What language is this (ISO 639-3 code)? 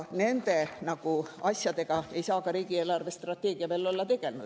est